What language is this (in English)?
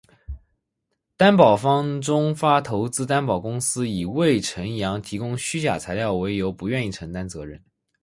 Chinese